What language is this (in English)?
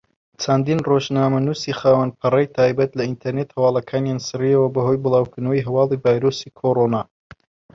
Central Kurdish